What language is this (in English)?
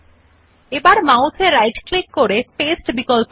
Bangla